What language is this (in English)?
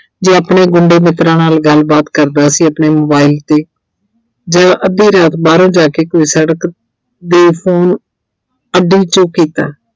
Punjabi